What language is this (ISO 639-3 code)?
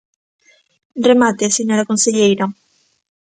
glg